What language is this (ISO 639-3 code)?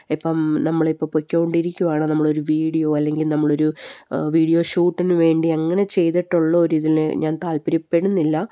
mal